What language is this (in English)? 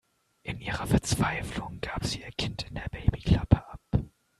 German